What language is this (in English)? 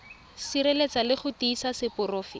Tswana